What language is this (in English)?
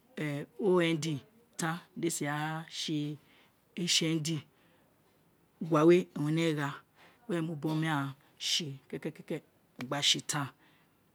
Isekiri